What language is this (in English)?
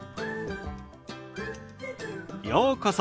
Japanese